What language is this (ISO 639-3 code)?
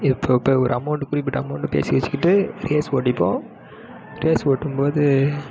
tam